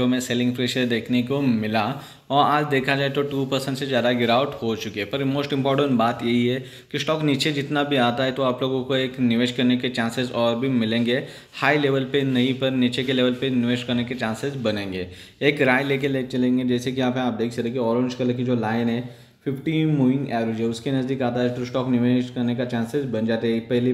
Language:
Hindi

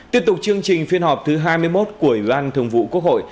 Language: Vietnamese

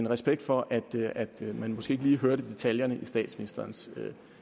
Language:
Danish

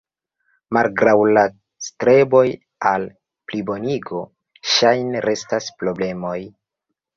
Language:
Esperanto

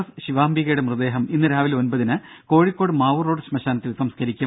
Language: Malayalam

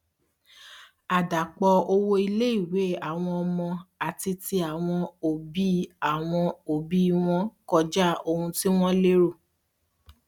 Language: Yoruba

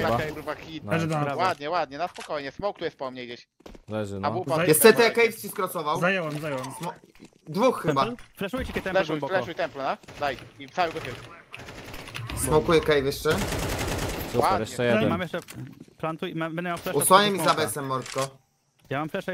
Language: Polish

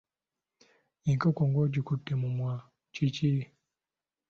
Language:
Ganda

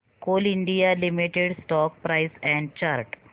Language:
Marathi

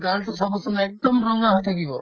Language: Assamese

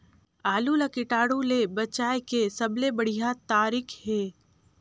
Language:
Chhattisgarhi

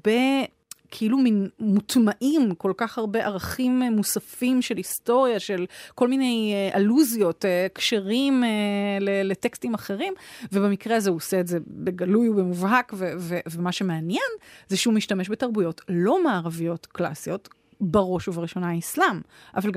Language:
Hebrew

